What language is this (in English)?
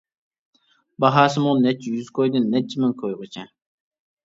Uyghur